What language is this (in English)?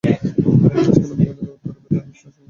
Bangla